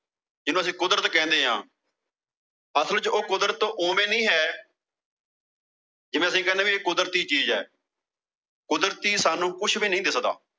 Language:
Punjabi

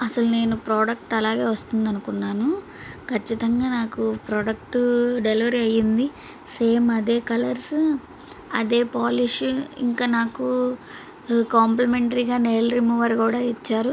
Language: Telugu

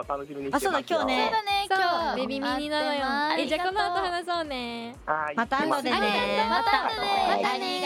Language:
Japanese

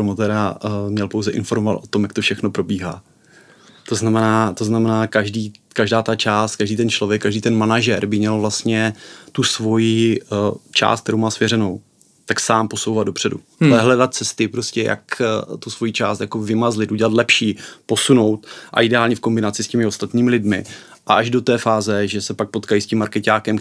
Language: Czech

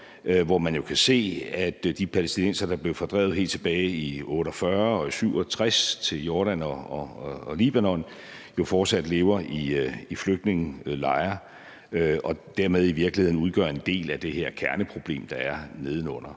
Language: Danish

